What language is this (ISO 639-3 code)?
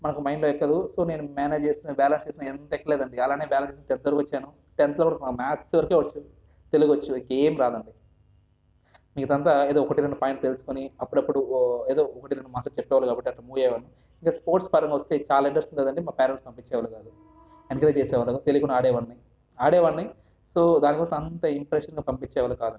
tel